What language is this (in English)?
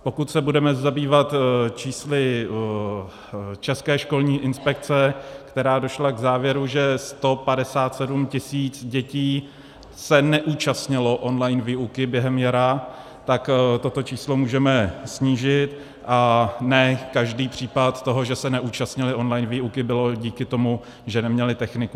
Czech